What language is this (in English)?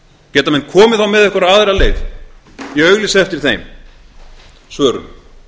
Icelandic